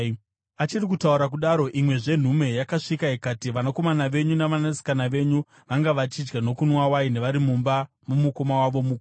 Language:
Shona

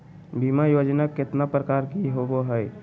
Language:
Magahi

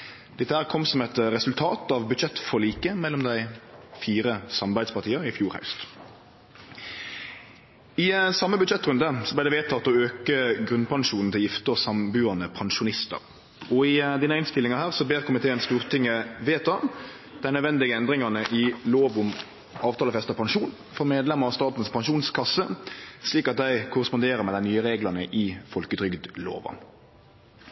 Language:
Norwegian Nynorsk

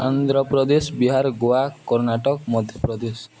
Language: Odia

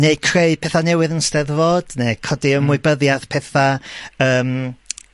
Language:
Welsh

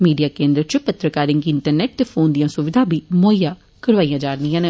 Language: Dogri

